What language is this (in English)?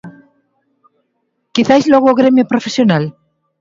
Galician